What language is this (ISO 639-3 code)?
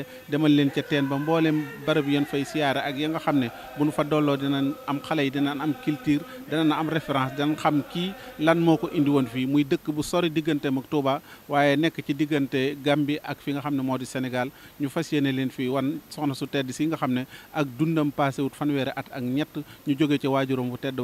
ara